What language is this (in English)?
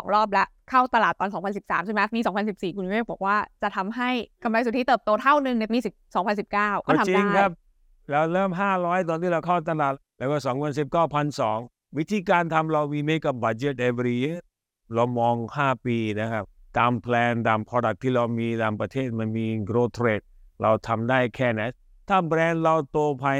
Thai